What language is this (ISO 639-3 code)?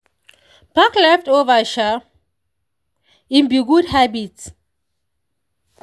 pcm